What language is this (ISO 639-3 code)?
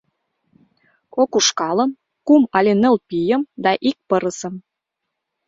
chm